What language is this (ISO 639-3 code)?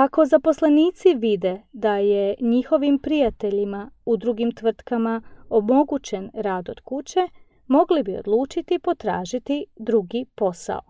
hrv